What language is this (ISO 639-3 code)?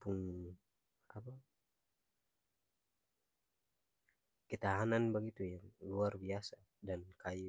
abs